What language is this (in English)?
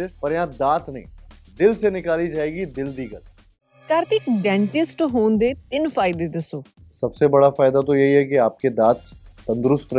Punjabi